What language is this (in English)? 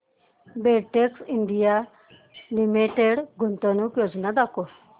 Marathi